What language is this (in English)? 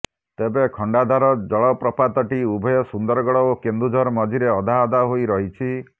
Odia